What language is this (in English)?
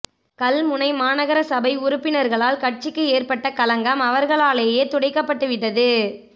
Tamil